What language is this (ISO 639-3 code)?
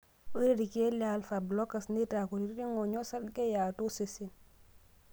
mas